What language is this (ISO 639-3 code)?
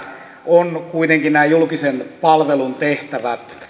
fin